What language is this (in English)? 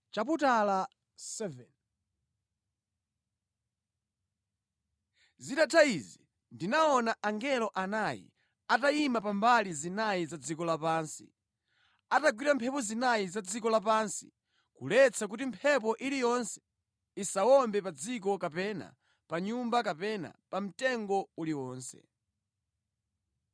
Nyanja